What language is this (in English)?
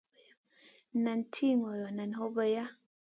Masana